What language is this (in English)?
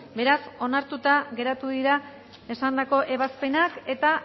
Basque